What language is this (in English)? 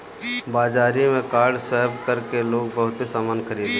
Bhojpuri